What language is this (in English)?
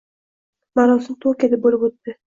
Uzbek